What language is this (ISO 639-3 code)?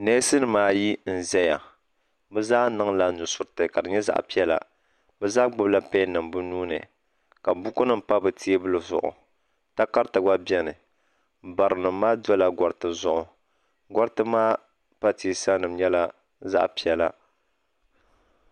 dag